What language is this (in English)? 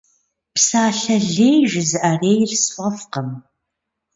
Kabardian